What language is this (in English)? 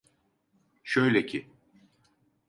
Turkish